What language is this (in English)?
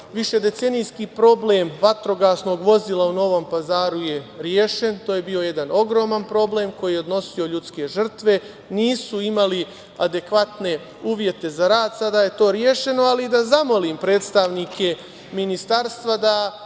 Serbian